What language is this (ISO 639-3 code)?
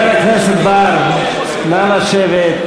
heb